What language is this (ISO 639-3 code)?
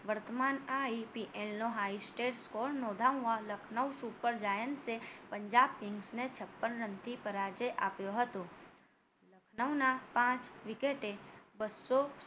guj